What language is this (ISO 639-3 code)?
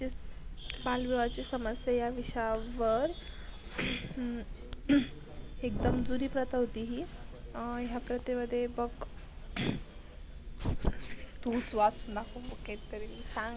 mar